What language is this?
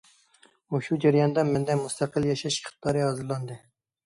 Uyghur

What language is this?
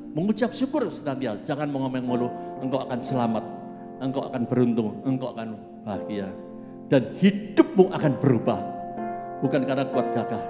Indonesian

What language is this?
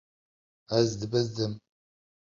Kurdish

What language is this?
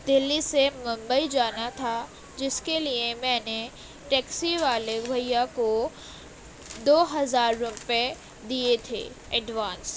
Urdu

